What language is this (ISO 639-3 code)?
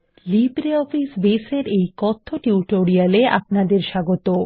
ben